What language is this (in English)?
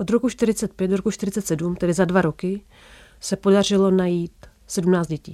Czech